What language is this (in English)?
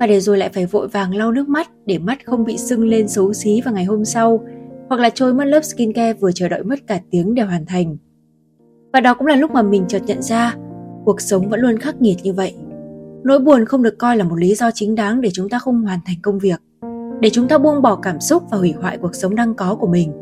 Vietnamese